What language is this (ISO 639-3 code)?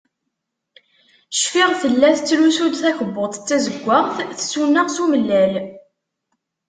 kab